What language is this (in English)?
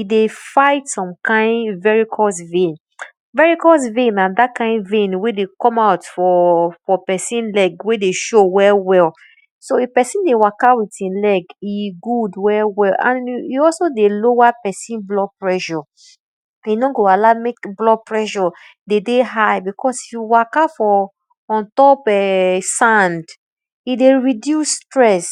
Nigerian Pidgin